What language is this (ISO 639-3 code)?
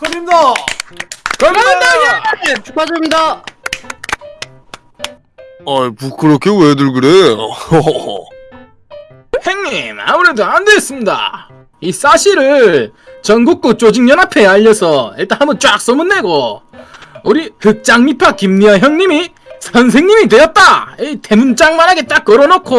kor